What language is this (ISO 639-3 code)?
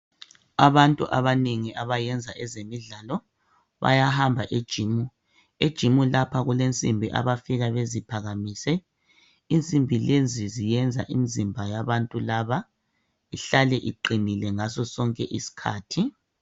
nde